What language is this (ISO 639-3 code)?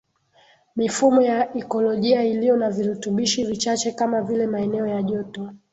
swa